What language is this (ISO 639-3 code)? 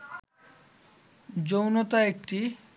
ben